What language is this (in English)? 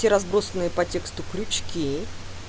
Russian